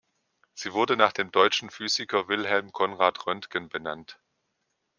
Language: German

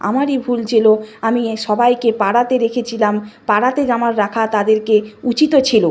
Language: Bangla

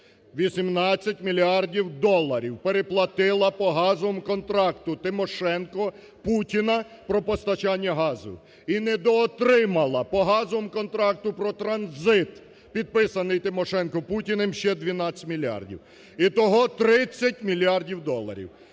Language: Ukrainian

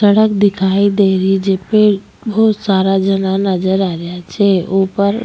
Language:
Rajasthani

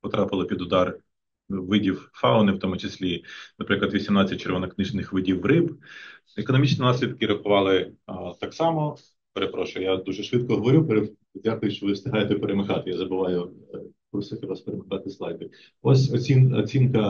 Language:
Ukrainian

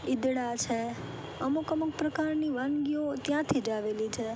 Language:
Gujarati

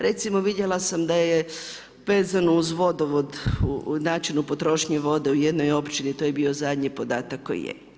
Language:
Croatian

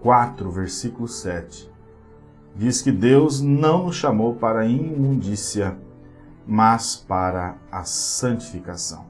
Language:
Portuguese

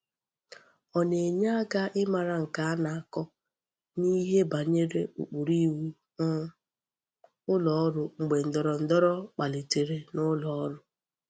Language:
Igbo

